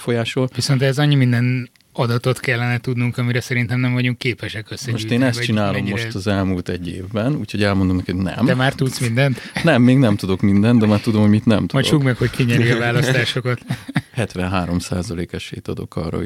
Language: Hungarian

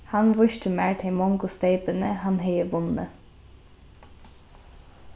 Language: Faroese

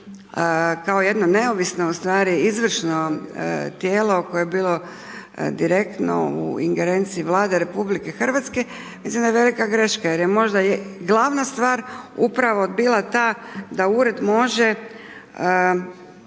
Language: Croatian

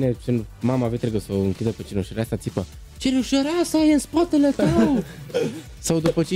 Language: Romanian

